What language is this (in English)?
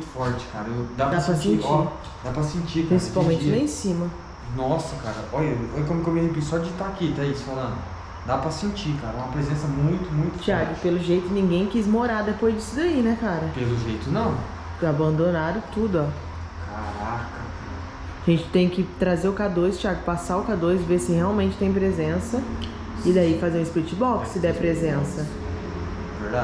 Portuguese